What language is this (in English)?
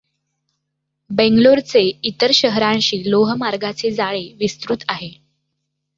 Marathi